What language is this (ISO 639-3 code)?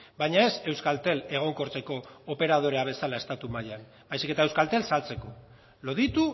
eus